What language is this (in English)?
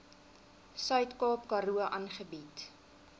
Afrikaans